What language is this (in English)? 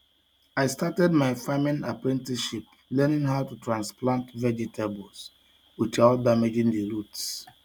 Igbo